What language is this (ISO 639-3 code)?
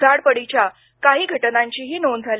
mar